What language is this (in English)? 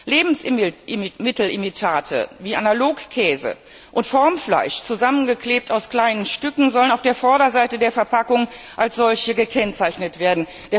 German